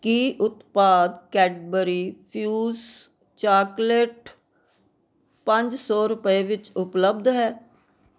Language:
Punjabi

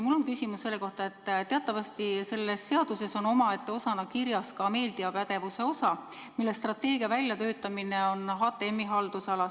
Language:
Estonian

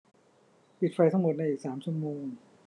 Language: Thai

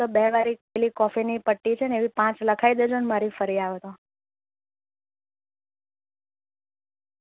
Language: Gujarati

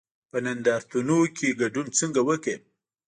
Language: Pashto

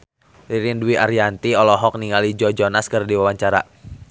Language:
Sundanese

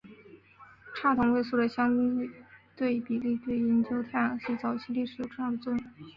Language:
Chinese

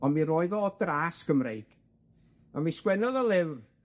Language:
Welsh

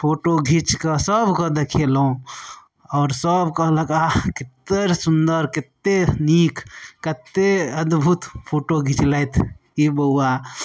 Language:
Maithili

